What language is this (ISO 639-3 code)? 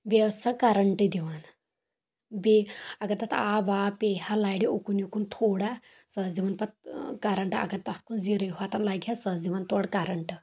kas